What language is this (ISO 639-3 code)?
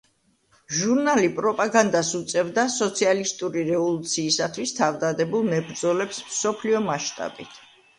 kat